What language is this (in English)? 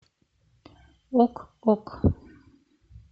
Russian